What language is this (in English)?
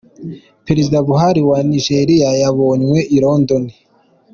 Kinyarwanda